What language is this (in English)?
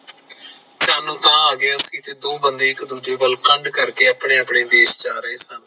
Punjabi